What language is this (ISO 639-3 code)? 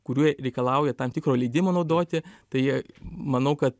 lit